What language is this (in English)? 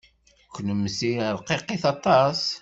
Kabyle